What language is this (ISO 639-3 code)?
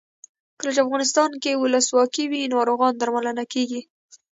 pus